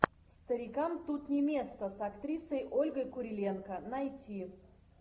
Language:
Russian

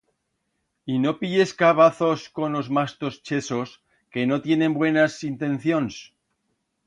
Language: Aragonese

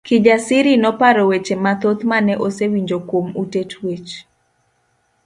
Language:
Luo (Kenya and Tanzania)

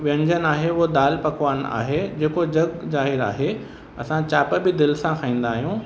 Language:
Sindhi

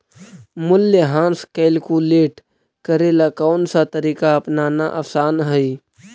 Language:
Magahi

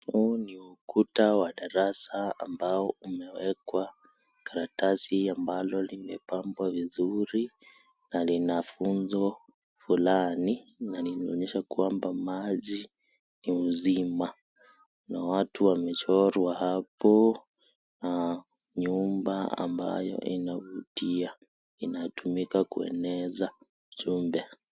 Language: Swahili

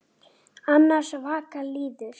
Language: Icelandic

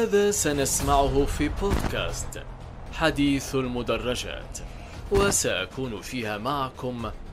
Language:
Arabic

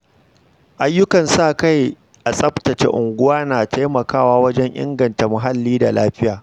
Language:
Hausa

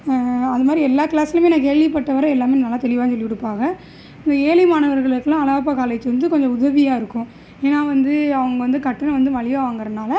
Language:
Tamil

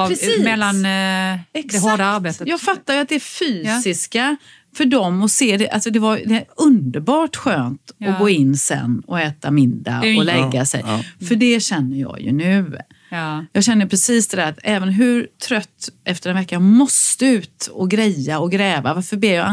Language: Swedish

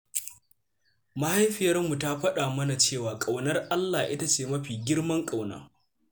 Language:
Hausa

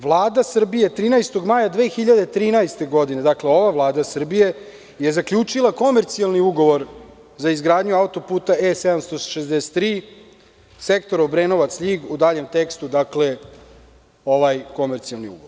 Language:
Serbian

